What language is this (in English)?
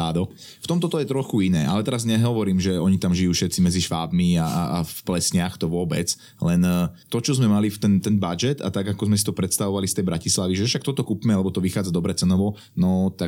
Slovak